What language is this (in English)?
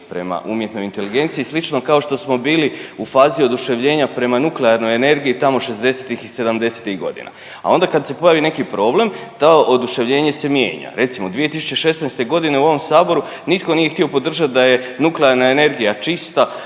Croatian